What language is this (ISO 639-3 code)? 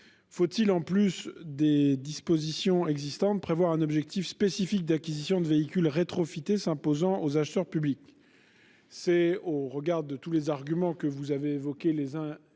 fra